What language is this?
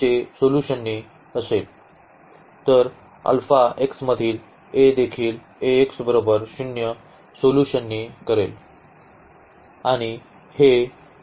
Marathi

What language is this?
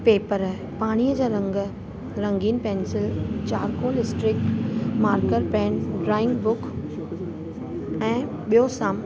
Sindhi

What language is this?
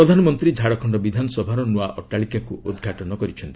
Odia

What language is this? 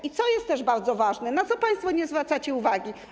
Polish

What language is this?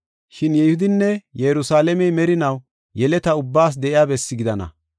Gofa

